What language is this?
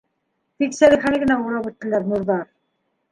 Bashkir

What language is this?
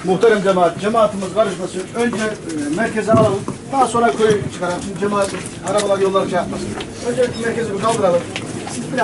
Turkish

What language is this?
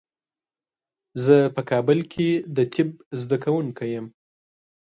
Pashto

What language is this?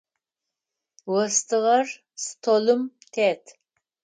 Adyghe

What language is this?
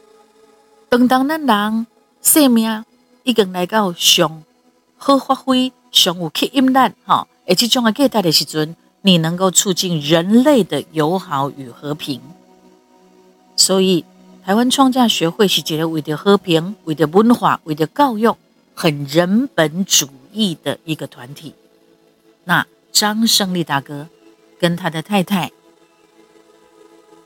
Chinese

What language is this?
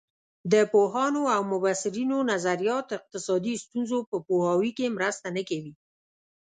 Pashto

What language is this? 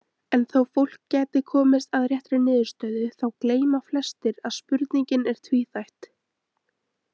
Icelandic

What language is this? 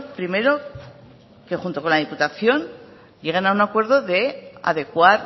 Spanish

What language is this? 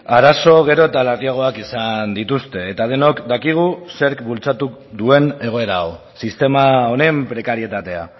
Basque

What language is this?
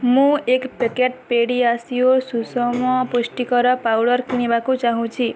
Odia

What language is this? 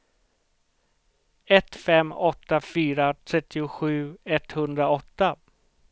Swedish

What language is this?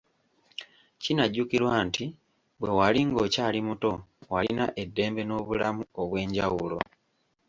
Ganda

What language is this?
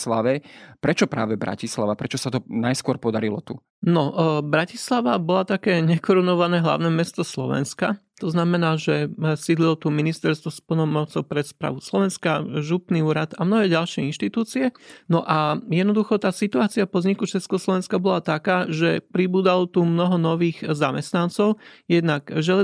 Slovak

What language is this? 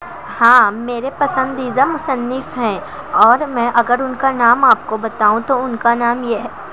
Urdu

